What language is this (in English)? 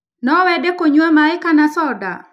Kikuyu